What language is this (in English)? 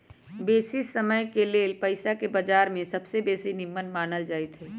Magahi